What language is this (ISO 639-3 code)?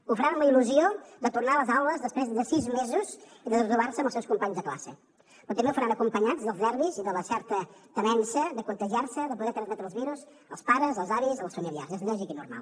cat